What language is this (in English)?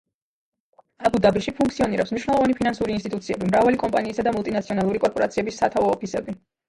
Georgian